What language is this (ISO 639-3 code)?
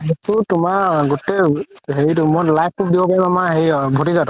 asm